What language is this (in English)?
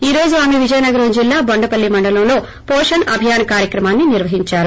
Telugu